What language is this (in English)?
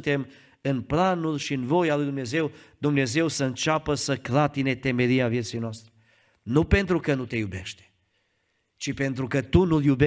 Romanian